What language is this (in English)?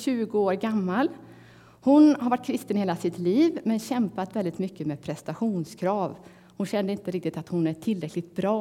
Swedish